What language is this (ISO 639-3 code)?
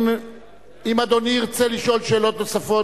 heb